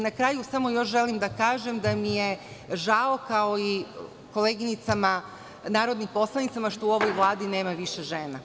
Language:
Serbian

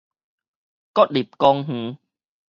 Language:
Min Nan Chinese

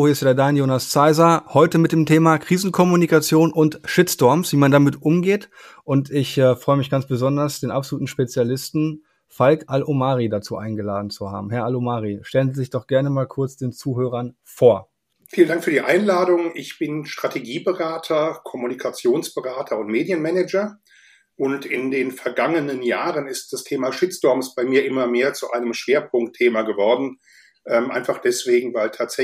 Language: German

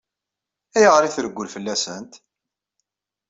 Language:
Kabyle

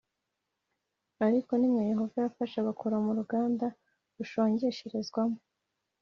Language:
Kinyarwanda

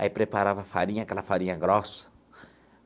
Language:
Portuguese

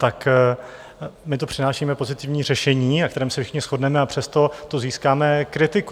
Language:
Czech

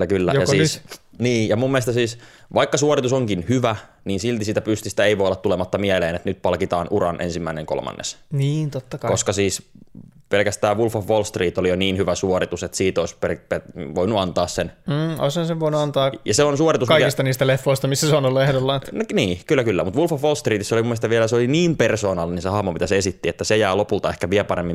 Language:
Finnish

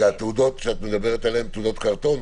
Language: Hebrew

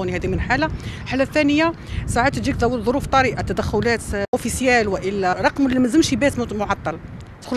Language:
Arabic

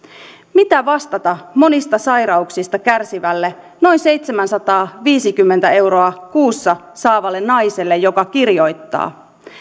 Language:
Finnish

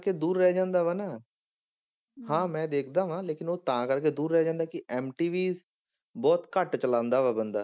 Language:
Punjabi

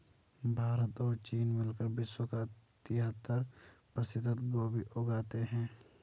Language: Hindi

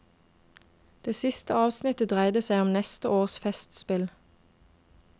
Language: Norwegian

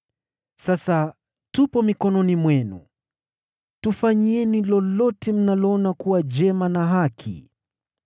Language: Swahili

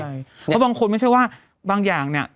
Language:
Thai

